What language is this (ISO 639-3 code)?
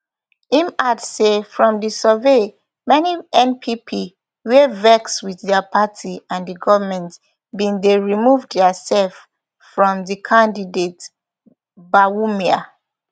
pcm